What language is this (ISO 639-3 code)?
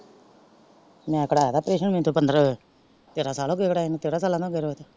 pan